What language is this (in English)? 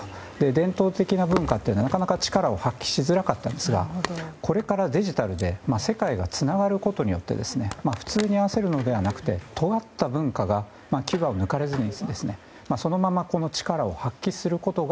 Japanese